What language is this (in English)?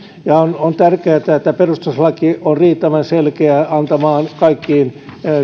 Finnish